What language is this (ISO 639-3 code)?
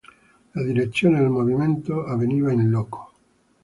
ita